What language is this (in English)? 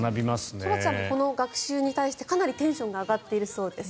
Japanese